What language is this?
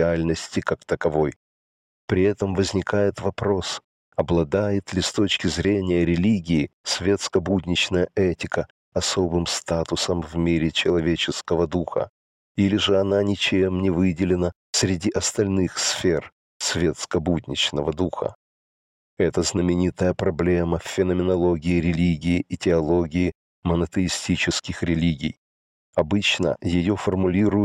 Russian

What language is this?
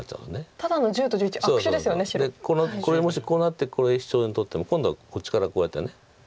Japanese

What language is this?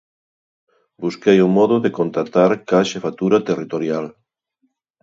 Galician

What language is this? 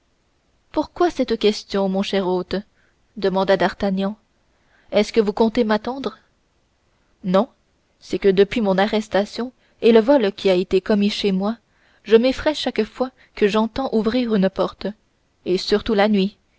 French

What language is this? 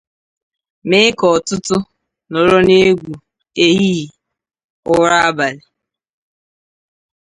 Igbo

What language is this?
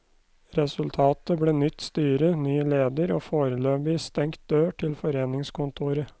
Norwegian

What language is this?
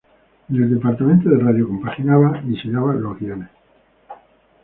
Spanish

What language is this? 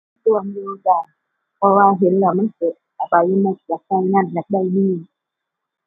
Thai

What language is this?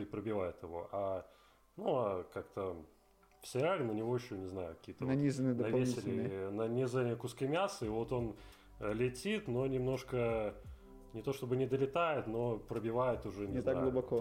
Russian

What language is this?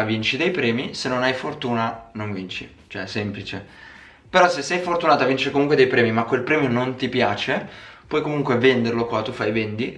Italian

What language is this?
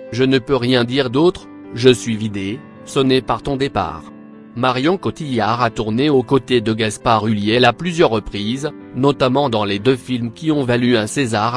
French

